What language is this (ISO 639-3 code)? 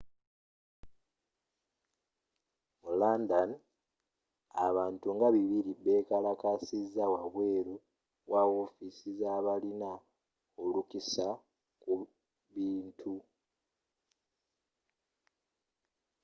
lug